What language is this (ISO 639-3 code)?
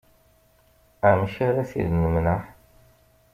kab